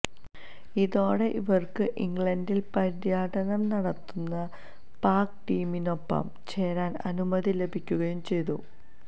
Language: Malayalam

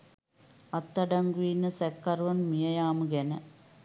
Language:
Sinhala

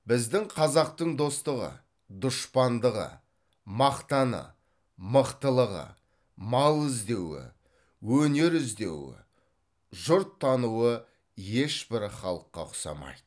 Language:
Kazakh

